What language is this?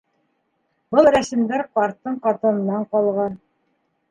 Bashkir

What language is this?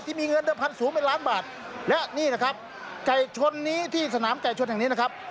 Thai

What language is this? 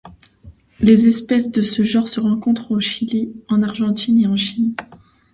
French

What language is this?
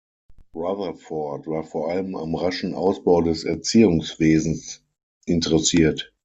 German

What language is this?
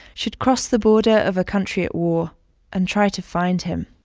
English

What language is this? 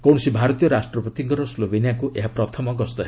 Odia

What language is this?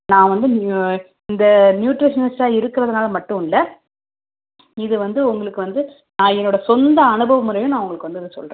Tamil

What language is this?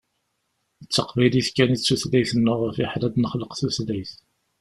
Kabyle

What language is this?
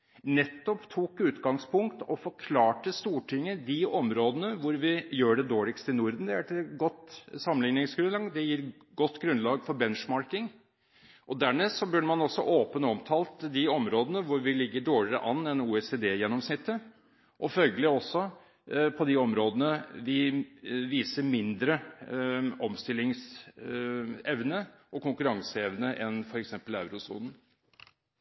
Norwegian Bokmål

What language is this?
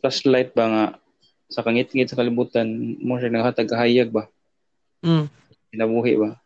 Filipino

